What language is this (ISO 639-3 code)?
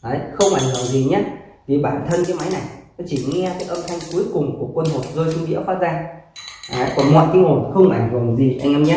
vie